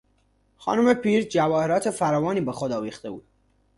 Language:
Persian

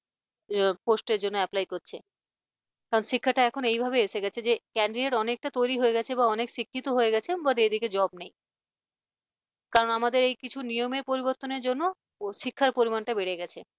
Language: Bangla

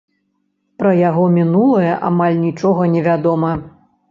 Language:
Belarusian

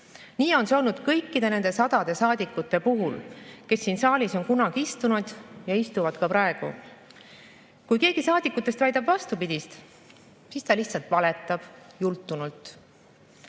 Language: Estonian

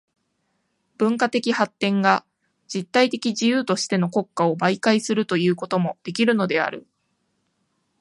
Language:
Japanese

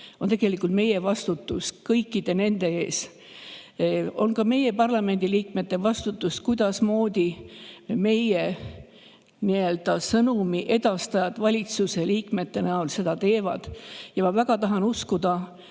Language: Estonian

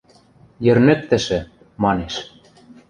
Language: Western Mari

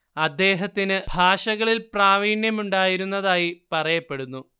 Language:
Malayalam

